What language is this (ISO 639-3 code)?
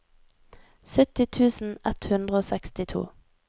nor